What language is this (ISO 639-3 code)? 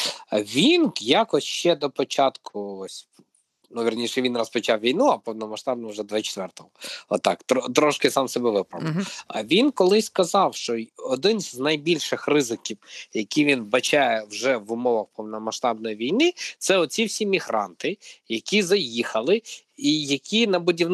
ukr